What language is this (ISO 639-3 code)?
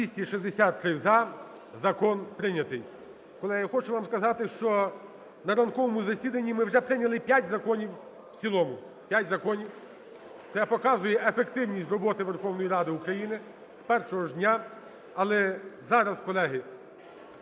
ukr